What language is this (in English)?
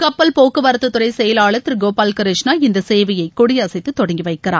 Tamil